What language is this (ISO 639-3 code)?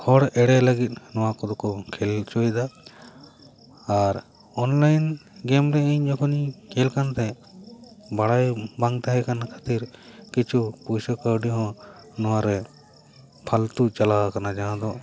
sat